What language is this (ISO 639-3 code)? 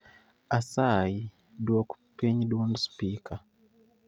luo